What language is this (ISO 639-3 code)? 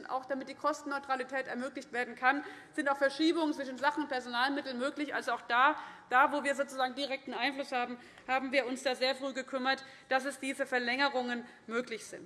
deu